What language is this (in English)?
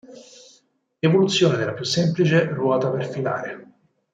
Italian